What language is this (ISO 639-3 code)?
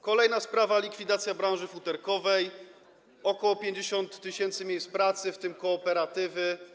pol